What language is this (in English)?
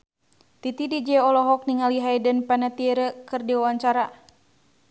Sundanese